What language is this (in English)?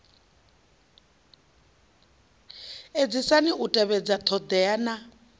Venda